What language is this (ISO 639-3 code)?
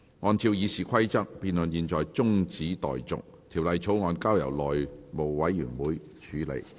yue